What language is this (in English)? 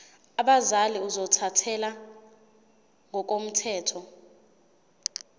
Zulu